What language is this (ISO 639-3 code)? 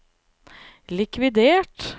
nor